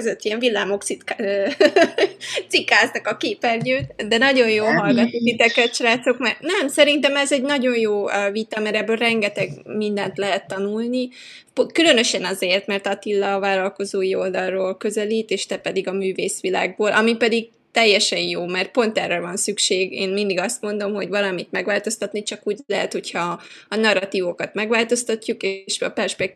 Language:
Hungarian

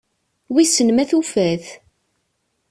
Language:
Kabyle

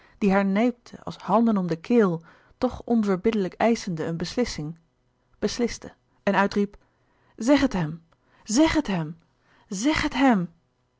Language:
Dutch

